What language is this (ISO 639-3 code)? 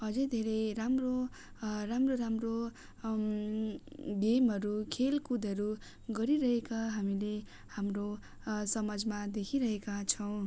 nep